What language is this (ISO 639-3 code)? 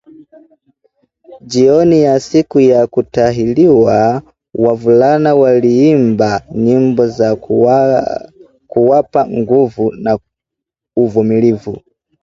swa